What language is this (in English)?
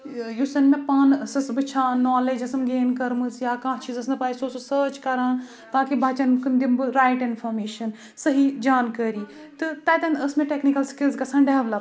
Kashmiri